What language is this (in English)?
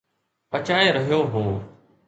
Sindhi